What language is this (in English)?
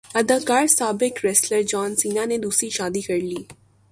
Urdu